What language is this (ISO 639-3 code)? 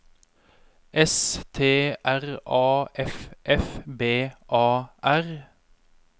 nor